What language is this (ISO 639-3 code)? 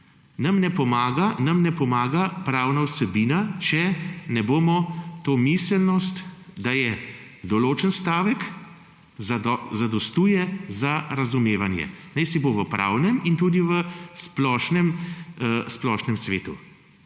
slv